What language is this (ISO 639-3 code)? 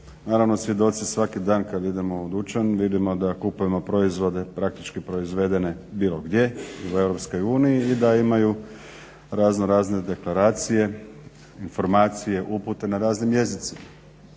hrv